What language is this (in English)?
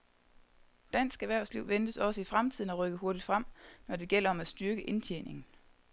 Danish